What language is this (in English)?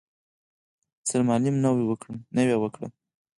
Pashto